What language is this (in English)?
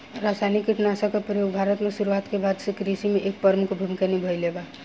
Bhojpuri